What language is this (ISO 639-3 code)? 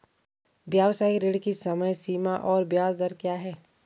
hin